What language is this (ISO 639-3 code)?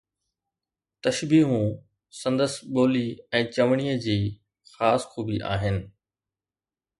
snd